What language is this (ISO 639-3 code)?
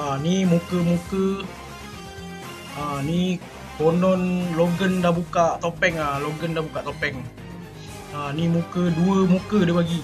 msa